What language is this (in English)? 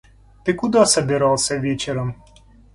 Russian